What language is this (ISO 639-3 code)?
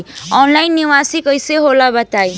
bho